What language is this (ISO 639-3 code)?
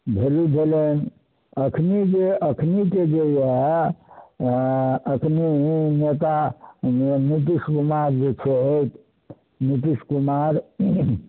mai